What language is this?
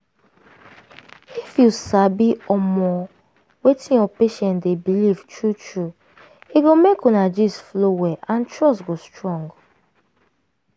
Nigerian Pidgin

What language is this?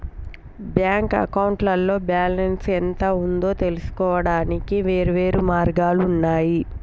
Telugu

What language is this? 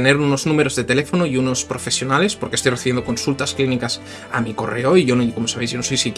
Spanish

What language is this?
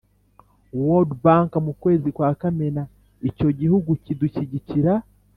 Kinyarwanda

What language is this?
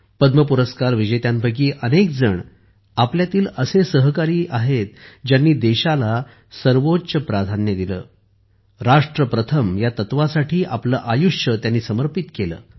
Marathi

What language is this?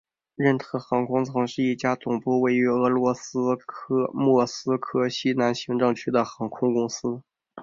Chinese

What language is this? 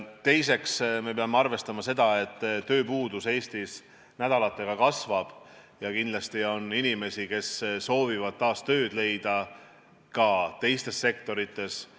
Estonian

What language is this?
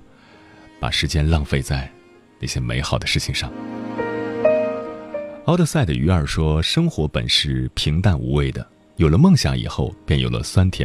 Chinese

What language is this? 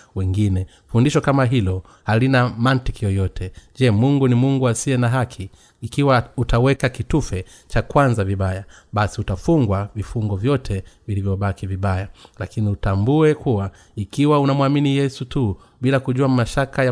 Swahili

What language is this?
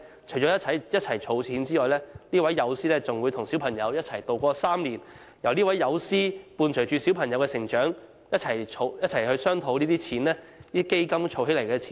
Cantonese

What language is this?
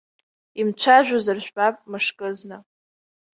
Abkhazian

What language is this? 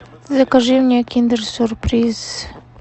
Russian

